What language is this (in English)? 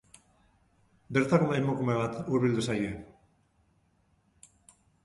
Basque